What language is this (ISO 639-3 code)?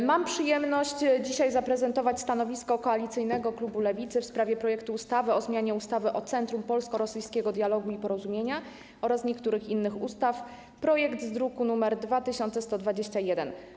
pol